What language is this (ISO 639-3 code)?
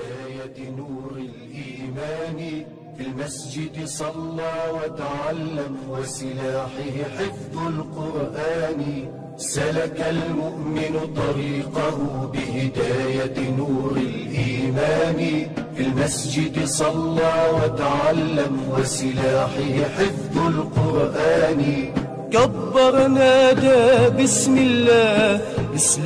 ara